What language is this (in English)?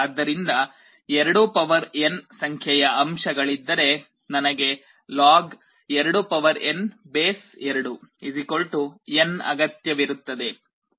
Kannada